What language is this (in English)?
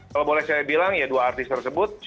Indonesian